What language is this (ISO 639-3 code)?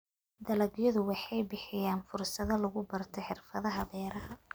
som